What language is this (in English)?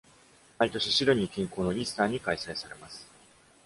Japanese